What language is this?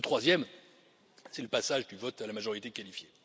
French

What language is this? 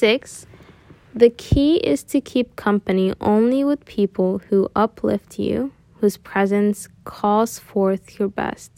English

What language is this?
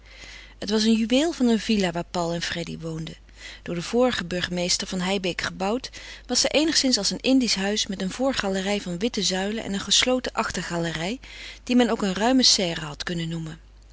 Dutch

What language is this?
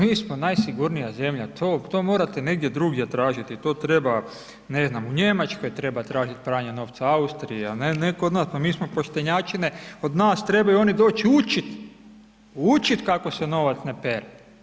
Croatian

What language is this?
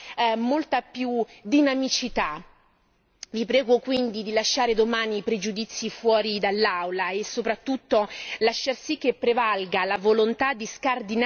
Italian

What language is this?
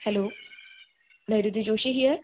Gujarati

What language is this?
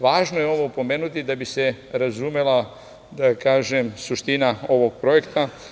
Serbian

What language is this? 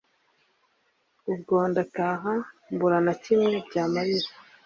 Kinyarwanda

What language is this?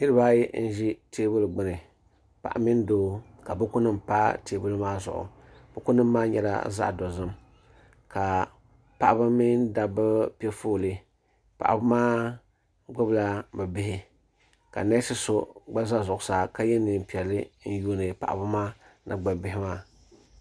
Dagbani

